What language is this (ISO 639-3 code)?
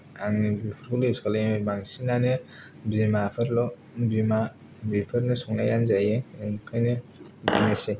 brx